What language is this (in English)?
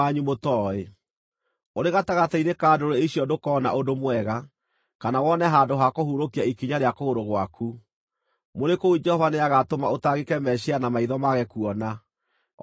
Kikuyu